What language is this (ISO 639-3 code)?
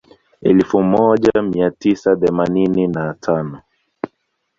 swa